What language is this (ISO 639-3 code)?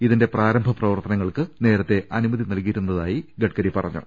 mal